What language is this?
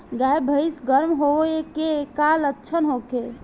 Bhojpuri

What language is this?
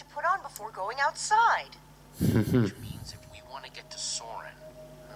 German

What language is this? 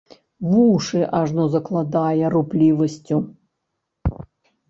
Belarusian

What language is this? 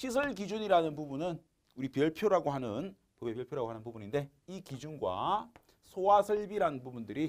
Korean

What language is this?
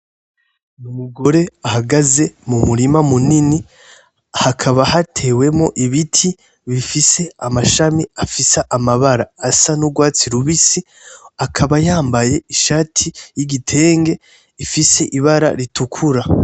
Rundi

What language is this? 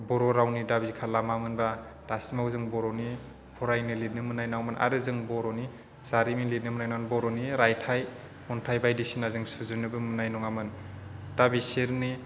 Bodo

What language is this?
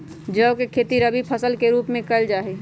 Magahi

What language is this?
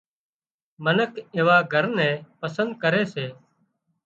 Wadiyara Koli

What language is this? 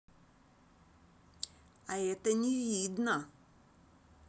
Russian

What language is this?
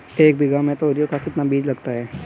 Hindi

